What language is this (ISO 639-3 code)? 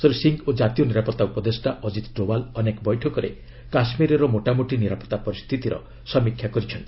ori